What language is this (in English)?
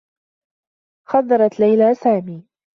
Arabic